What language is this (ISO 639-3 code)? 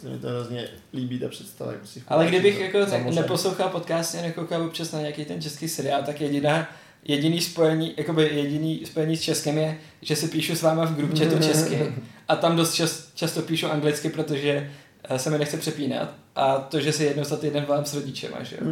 ces